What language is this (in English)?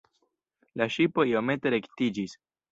Esperanto